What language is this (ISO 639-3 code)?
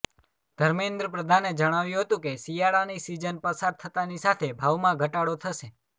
guj